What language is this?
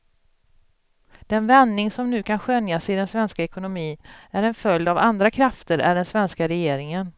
Swedish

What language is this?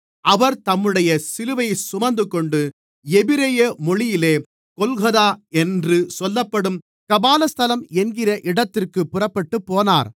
Tamil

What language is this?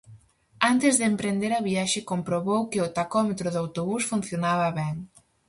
Galician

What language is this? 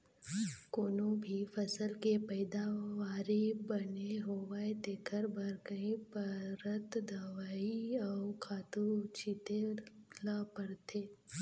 Chhattisgarhi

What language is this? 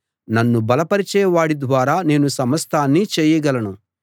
Telugu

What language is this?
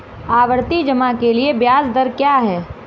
Hindi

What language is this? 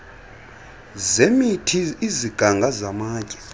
Xhosa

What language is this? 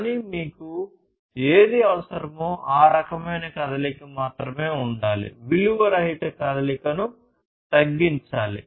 Telugu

